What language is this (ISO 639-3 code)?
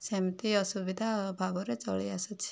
ori